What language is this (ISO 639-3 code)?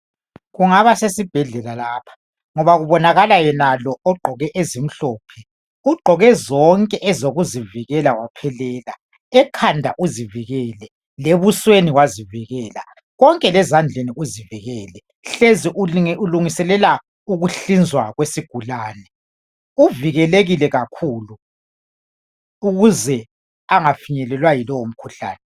nde